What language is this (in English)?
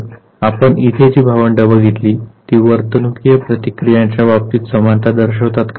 Marathi